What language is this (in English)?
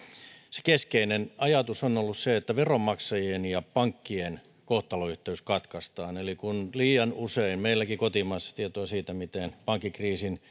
Finnish